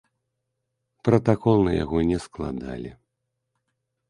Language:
Belarusian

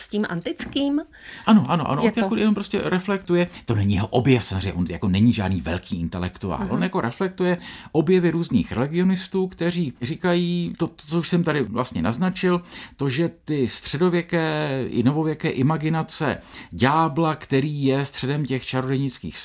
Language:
Czech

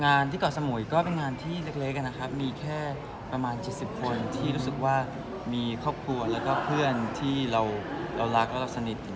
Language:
Thai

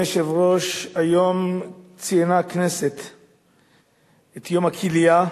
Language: Hebrew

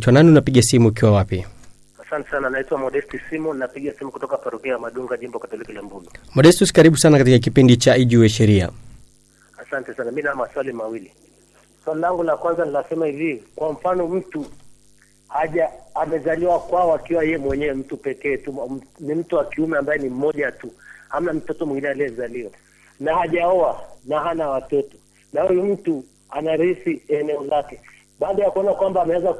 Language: Swahili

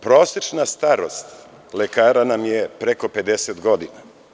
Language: Serbian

